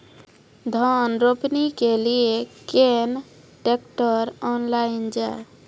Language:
Maithili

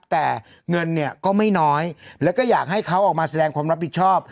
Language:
Thai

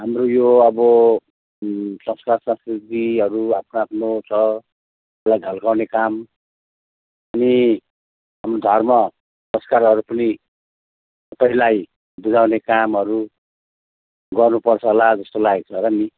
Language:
Nepali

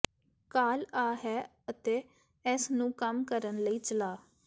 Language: Punjabi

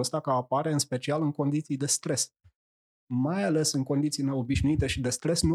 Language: Romanian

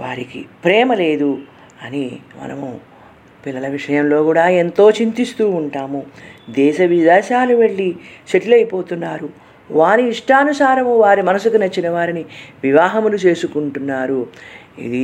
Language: Telugu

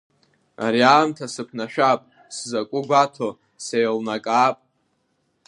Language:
Abkhazian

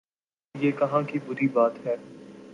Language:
Urdu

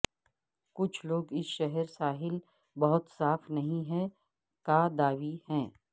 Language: Urdu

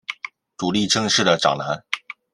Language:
Chinese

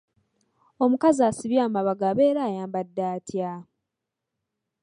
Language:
Ganda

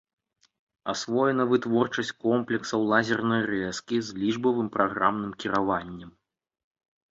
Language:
Belarusian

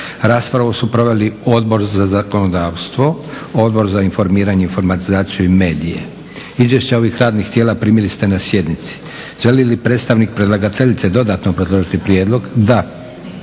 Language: Croatian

